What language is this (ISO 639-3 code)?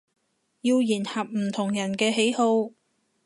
yue